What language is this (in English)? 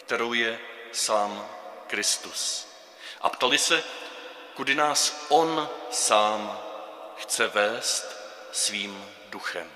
Czech